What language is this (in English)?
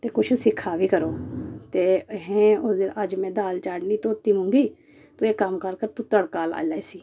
Dogri